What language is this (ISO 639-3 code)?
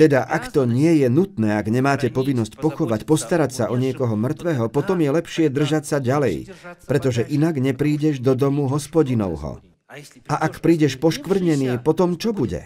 slk